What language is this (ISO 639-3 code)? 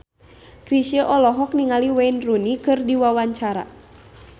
sun